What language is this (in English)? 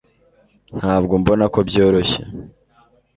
Kinyarwanda